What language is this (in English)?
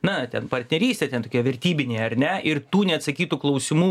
Lithuanian